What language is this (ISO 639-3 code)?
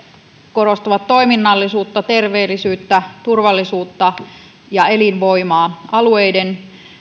fin